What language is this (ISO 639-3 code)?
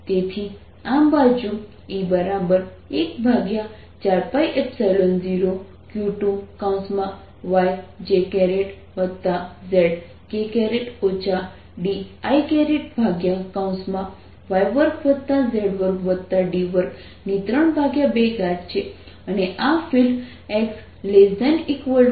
guj